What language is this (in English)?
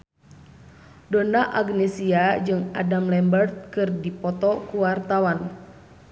Sundanese